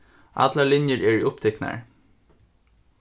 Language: Faroese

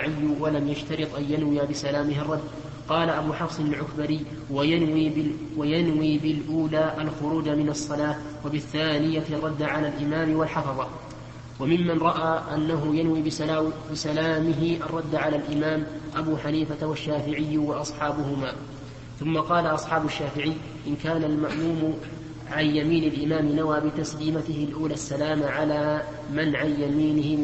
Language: Arabic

